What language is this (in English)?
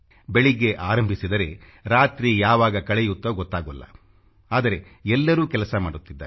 Kannada